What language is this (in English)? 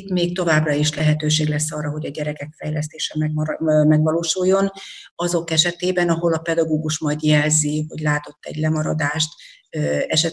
Hungarian